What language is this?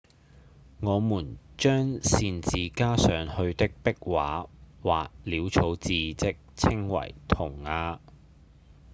Cantonese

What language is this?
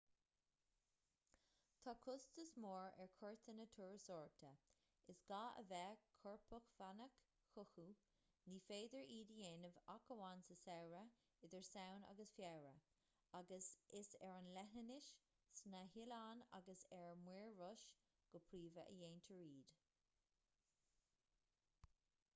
Irish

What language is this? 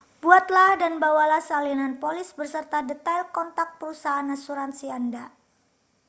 Indonesian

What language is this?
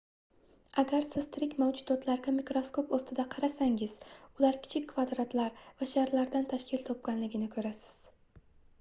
Uzbek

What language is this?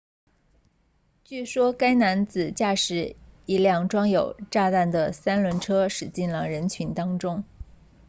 Chinese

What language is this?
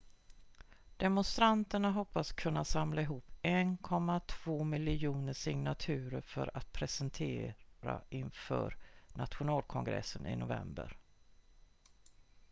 Swedish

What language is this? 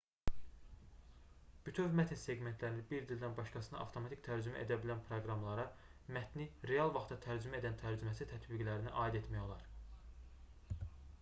Azerbaijani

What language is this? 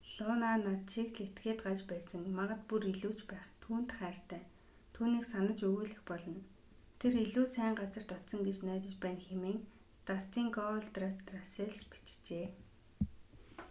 Mongolian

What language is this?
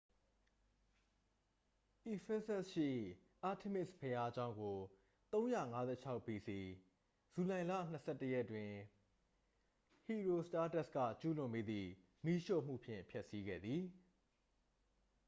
Burmese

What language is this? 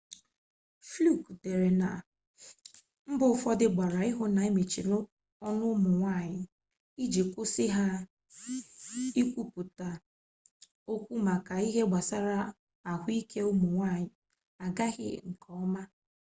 Igbo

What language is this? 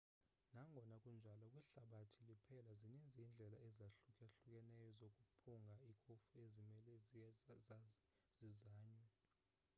Xhosa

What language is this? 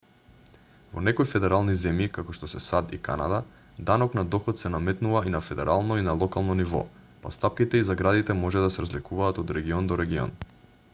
Macedonian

